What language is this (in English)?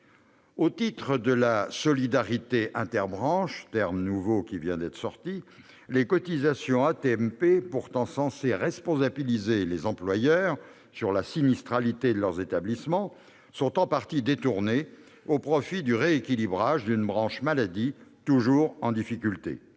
French